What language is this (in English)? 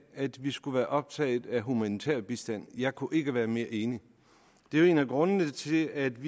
Danish